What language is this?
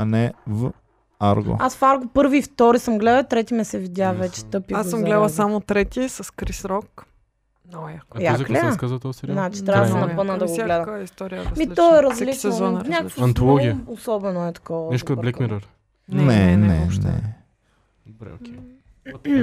Bulgarian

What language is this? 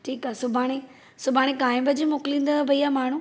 Sindhi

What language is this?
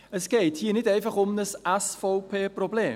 Swiss German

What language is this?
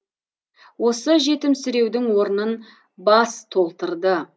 Kazakh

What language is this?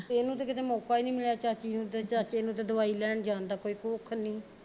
Punjabi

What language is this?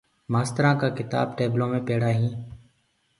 Gurgula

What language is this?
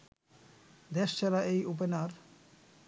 Bangla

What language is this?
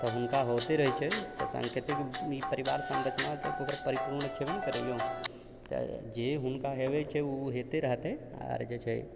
Maithili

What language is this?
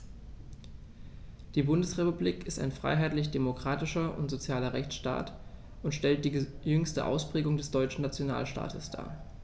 German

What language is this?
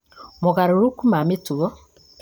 Kikuyu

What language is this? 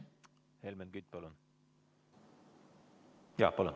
Estonian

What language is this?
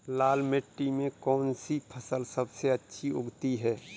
Hindi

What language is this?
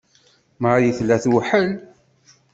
Kabyle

